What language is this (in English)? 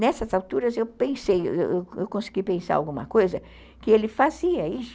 Portuguese